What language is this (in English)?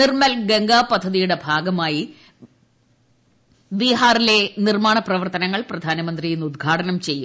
Malayalam